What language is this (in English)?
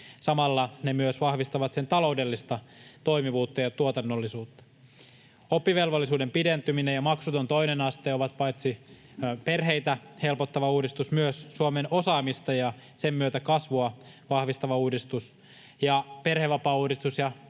Finnish